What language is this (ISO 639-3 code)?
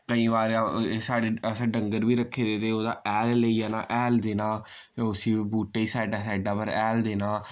doi